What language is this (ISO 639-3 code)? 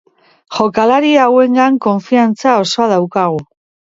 eus